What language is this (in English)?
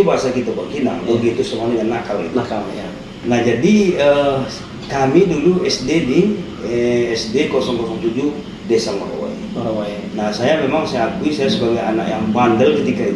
Indonesian